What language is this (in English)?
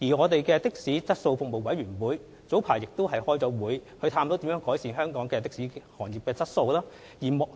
Cantonese